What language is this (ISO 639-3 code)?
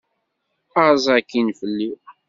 kab